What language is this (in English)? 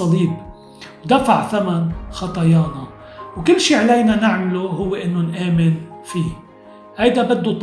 Arabic